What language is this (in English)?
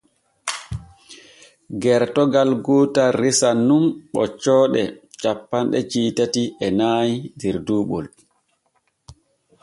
Borgu Fulfulde